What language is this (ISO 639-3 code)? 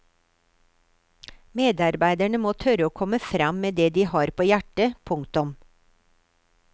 nor